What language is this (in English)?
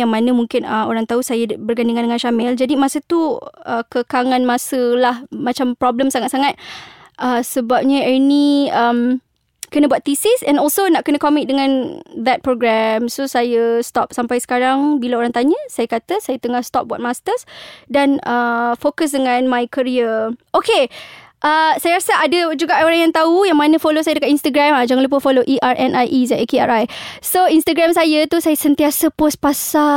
Malay